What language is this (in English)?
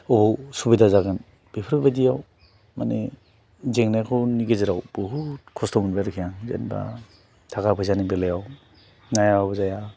Bodo